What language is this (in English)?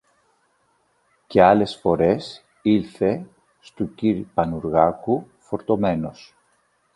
Greek